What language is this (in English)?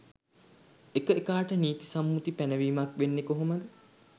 Sinhala